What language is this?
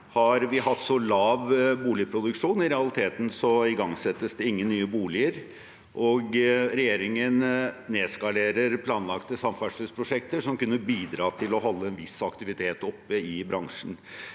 Norwegian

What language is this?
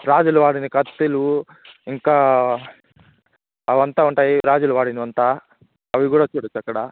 Telugu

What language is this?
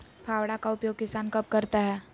Magahi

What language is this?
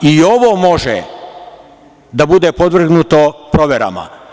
Serbian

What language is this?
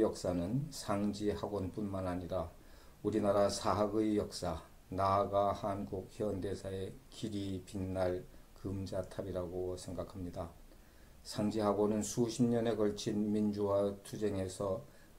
Korean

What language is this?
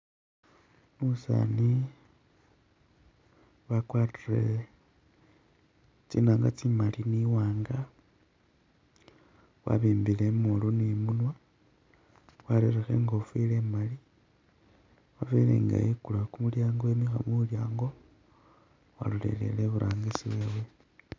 Masaaba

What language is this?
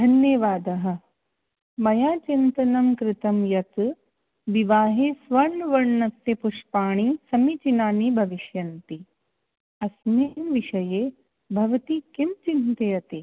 Sanskrit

